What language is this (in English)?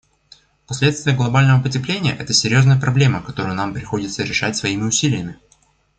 Russian